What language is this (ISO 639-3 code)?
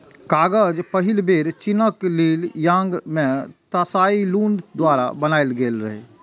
mai